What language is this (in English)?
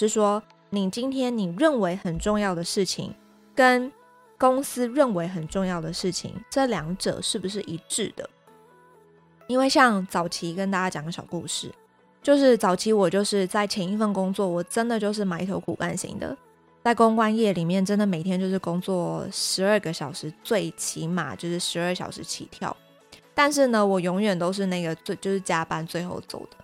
Chinese